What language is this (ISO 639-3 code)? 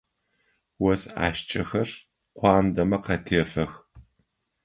ady